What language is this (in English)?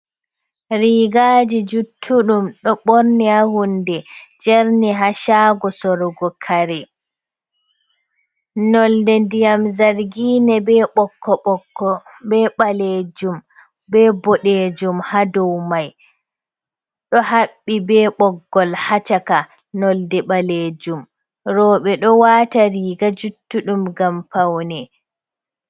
Fula